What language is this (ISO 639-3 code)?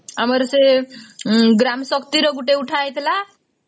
ori